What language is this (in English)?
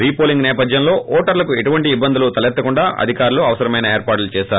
Telugu